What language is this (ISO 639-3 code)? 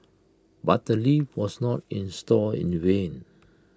eng